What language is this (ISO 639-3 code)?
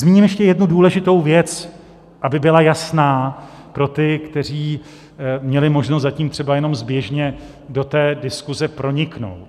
ces